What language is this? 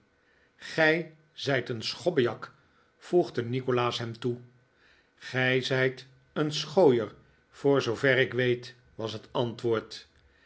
Dutch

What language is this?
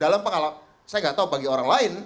Indonesian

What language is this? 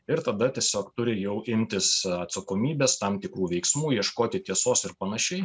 Lithuanian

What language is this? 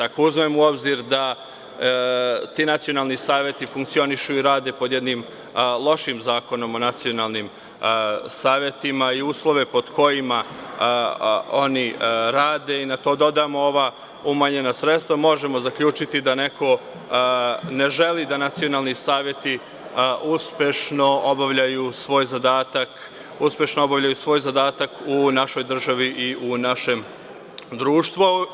Serbian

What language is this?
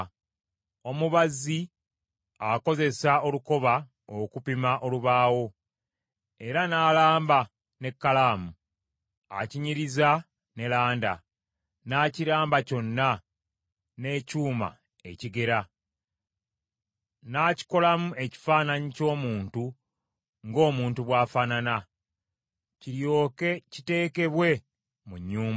Ganda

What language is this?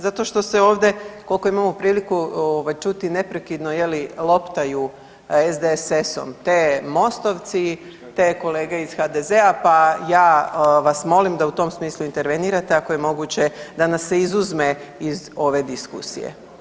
Croatian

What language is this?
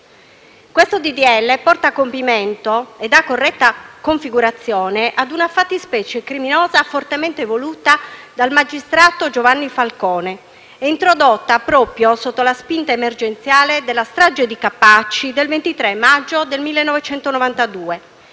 Italian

